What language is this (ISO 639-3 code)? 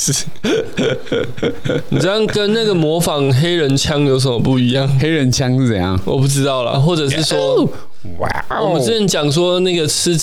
zho